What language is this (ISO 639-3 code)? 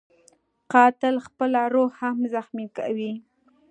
pus